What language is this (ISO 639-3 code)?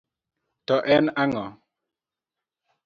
luo